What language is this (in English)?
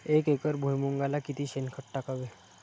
Marathi